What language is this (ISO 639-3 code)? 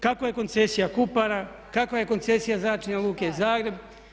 hrv